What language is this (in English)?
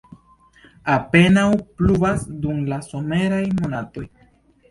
Esperanto